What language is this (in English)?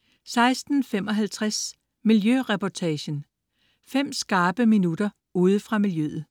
Danish